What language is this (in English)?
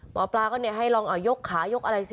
Thai